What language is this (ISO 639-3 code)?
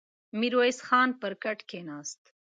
pus